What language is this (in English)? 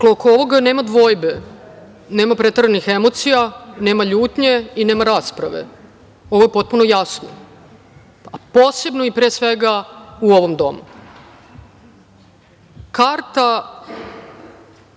Serbian